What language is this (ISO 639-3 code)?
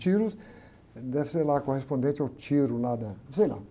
por